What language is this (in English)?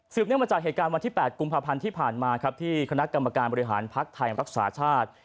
Thai